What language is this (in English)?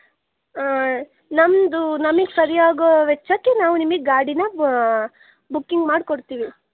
Kannada